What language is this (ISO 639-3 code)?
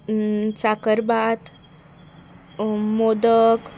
kok